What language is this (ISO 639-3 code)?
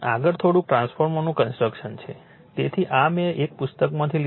guj